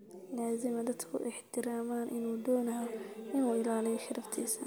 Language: Somali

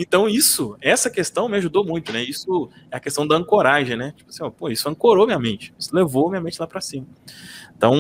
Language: Portuguese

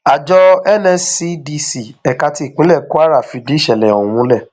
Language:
Yoruba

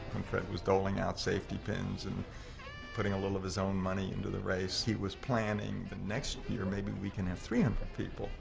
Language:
English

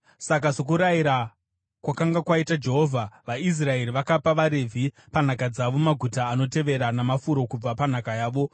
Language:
Shona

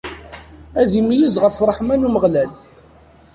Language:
Kabyle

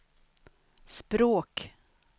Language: Swedish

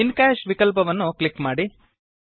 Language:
Kannada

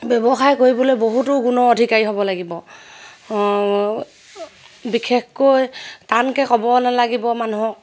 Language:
Assamese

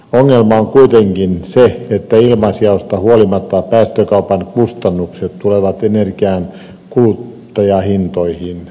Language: Finnish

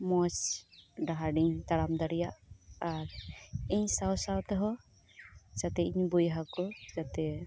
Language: Santali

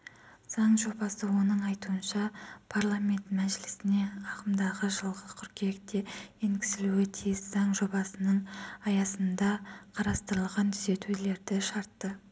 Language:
Kazakh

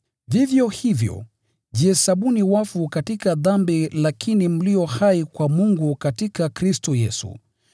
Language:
Swahili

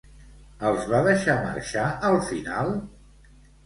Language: Catalan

